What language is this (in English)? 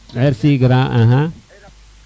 Serer